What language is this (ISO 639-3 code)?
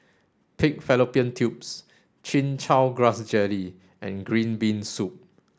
eng